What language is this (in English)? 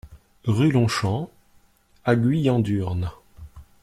French